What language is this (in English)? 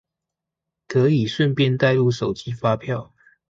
Chinese